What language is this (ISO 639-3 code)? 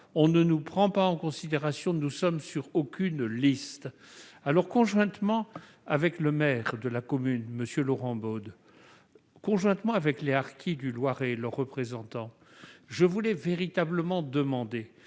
fra